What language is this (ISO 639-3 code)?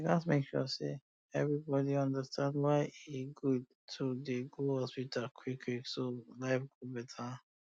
pcm